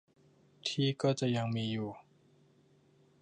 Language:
Thai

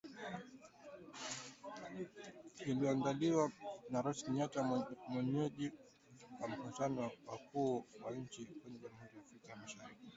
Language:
Swahili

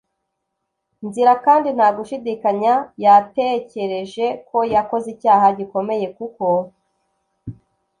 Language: Kinyarwanda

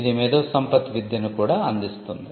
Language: Telugu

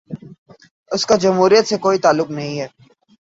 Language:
Urdu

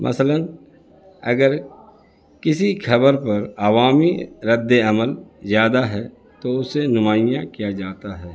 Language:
Urdu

